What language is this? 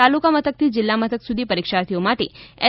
Gujarati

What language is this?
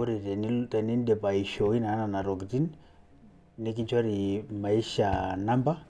Masai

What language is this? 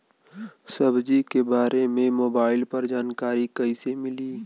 Bhojpuri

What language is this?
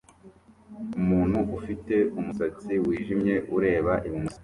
Kinyarwanda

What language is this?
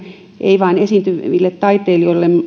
Finnish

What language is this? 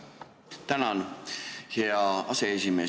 Estonian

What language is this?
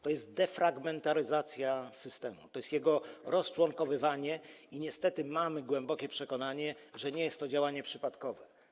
Polish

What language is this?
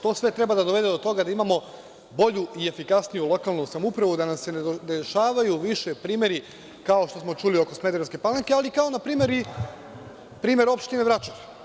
Serbian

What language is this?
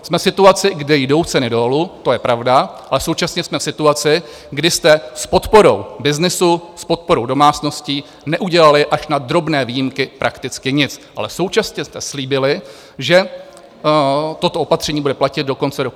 Czech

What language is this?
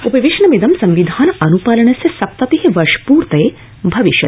Sanskrit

